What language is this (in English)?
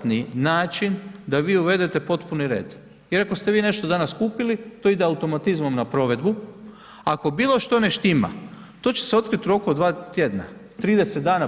Croatian